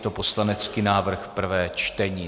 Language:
Czech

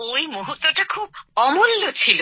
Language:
Bangla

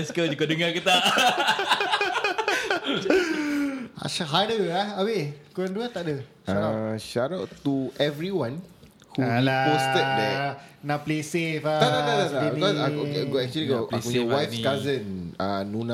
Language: Malay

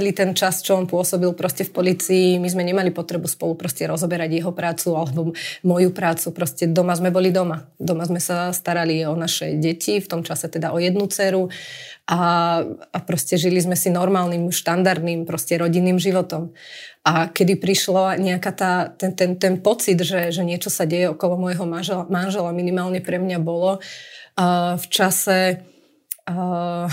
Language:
Slovak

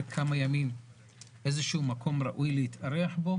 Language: Hebrew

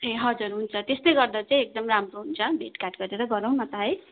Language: Nepali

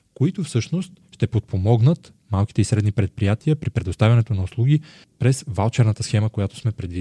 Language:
Bulgarian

